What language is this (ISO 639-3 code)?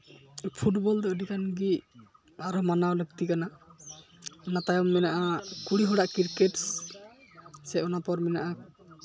sat